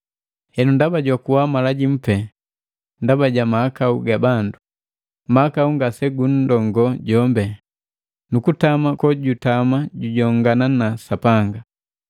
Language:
Matengo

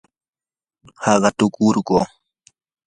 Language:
Yanahuanca Pasco Quechua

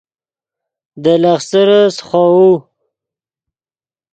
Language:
Yidgha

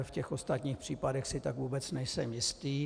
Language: Czech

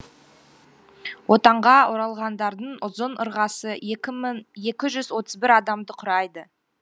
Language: Kazakh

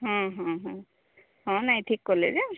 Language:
Odia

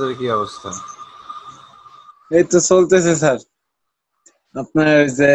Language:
Romanian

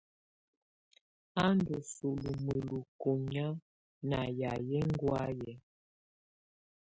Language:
Tunen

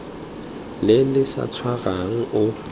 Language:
Tswana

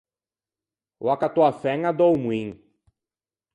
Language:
Ligurian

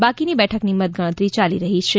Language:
Gujarati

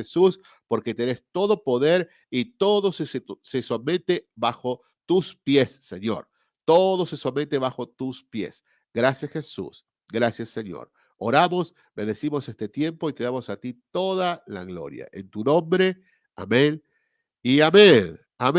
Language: Spanish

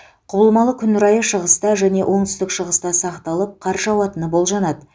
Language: Kazakh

